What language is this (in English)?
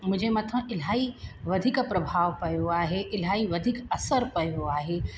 Sindhi